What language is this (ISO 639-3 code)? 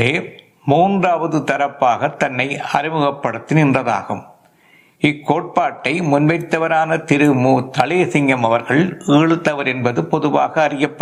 tam